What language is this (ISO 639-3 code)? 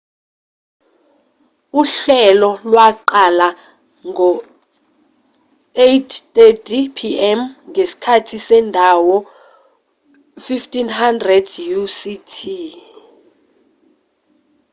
zul